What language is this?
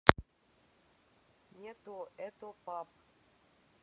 Russian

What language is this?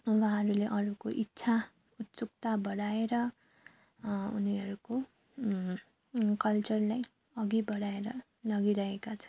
Nepali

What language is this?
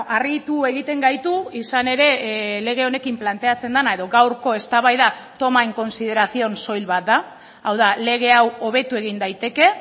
Basque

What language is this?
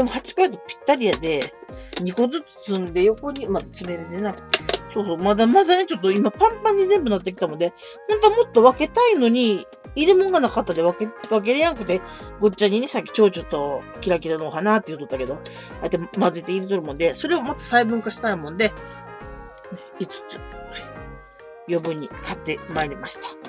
Japanese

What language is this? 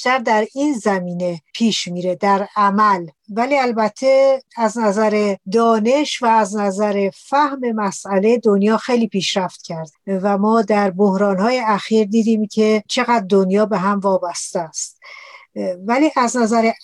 Persian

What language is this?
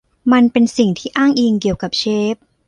Thai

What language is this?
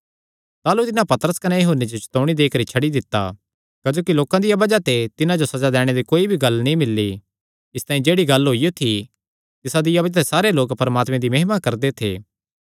Kangri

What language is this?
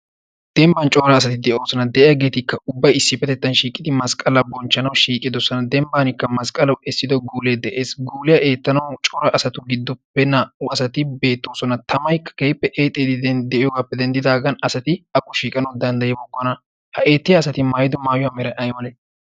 Wolaytta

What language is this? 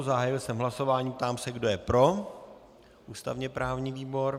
Czech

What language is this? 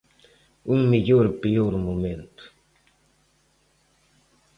Galician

